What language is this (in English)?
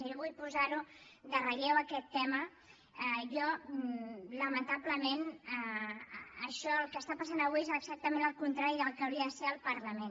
Catalan